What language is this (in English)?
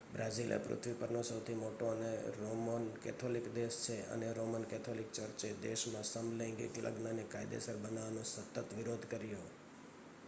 Gujarati